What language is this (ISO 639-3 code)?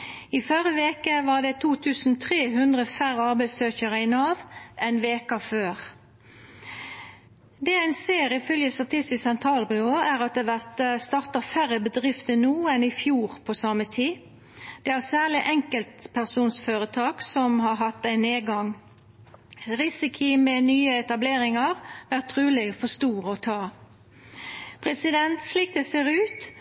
nno